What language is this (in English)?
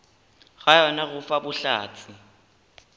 Northern Sotho